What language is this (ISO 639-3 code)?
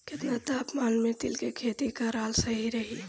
bho